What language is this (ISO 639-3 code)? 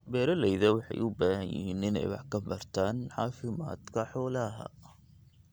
som